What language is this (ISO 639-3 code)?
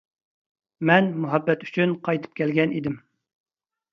uig